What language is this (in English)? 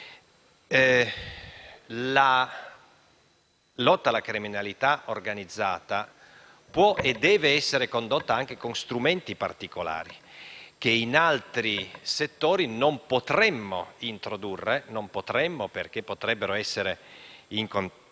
Italian